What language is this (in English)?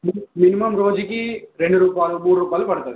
Telugu